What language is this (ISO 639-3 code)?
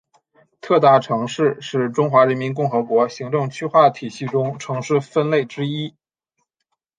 zho